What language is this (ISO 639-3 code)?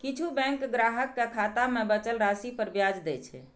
mai